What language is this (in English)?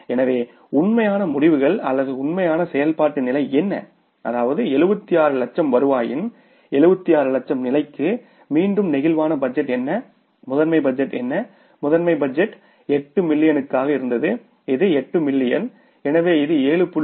Tamil